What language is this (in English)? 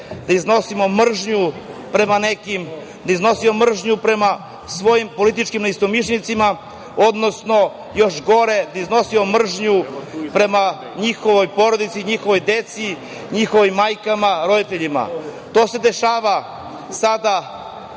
Serbian